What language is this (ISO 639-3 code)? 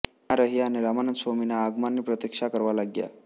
guj